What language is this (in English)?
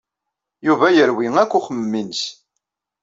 Kabyle